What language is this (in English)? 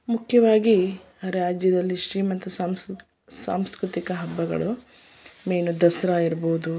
Kannada